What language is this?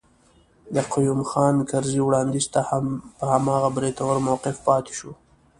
Pashto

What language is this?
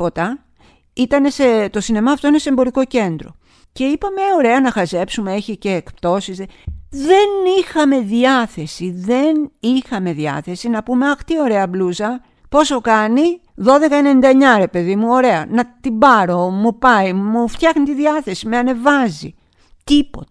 Greek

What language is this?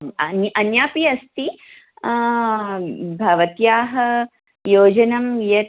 Sanskrit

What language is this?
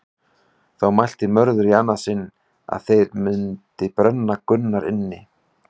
Icelandic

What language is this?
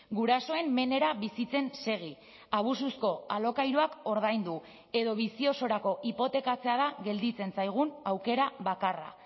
Basque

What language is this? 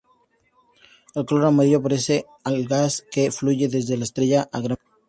Spanish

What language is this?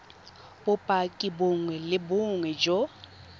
Tswana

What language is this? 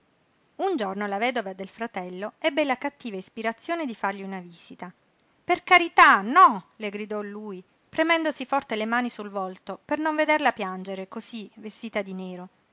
Italian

